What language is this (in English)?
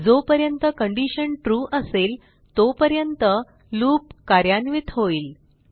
Marathi